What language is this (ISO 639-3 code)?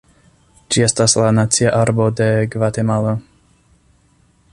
epo